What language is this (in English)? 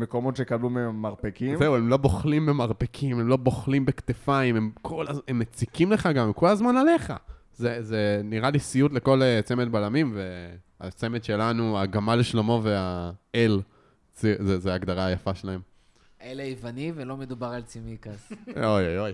Hebrew